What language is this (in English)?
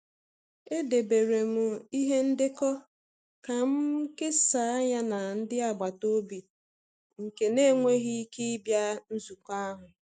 Igbo